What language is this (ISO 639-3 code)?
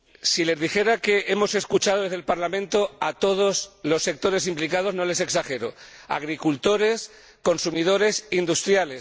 spa